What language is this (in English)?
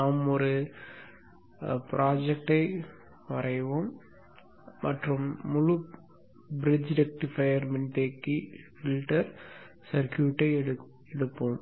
Tamil